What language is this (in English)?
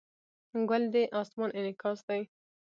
Pashto